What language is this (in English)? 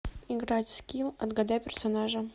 Russian